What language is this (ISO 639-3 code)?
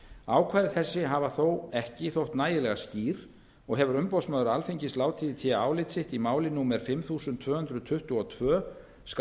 isl